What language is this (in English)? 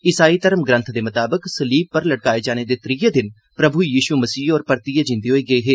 Dogri